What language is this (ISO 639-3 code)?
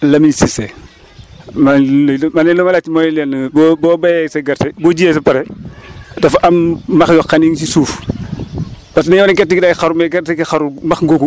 wol